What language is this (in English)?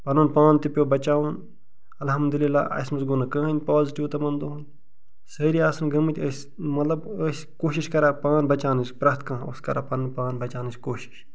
Kashmiri